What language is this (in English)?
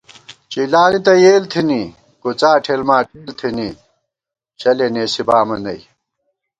Gawar-Bati